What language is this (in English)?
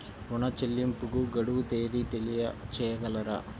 Telugu